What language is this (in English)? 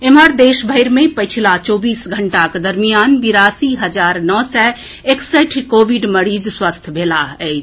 Maithili